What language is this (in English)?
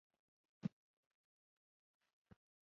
Chinese